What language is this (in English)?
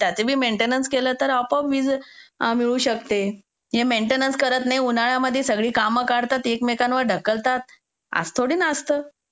Marathi